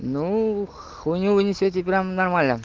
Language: Russian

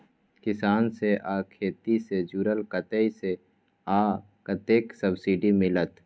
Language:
Maithili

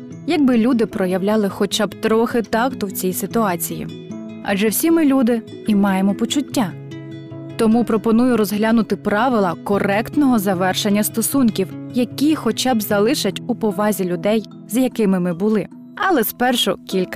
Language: Ukrainian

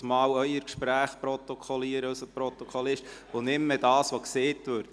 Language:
Swiss German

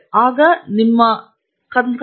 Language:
Kannada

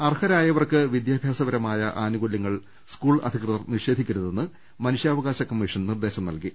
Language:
Malayalam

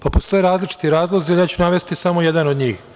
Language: Serbian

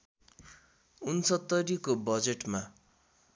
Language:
Nepali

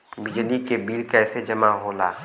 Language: Bhojpuri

